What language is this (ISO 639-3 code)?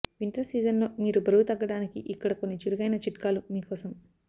tel